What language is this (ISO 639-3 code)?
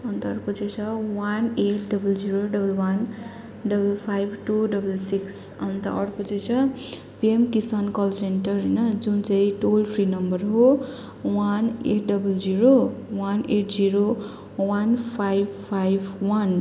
nep